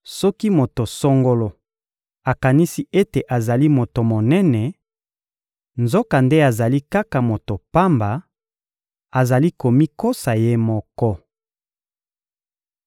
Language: Lingala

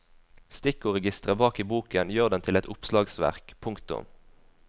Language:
Norwegian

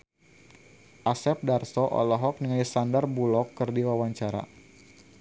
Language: Sundanese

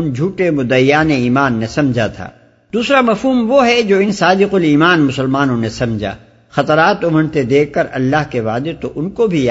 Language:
Urdu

